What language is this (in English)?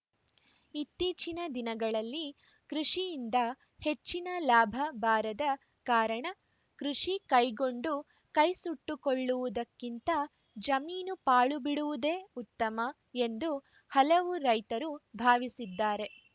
Kannada